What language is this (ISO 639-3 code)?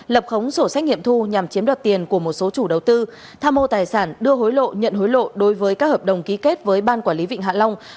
vie